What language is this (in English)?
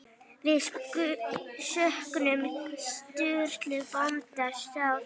Icelandic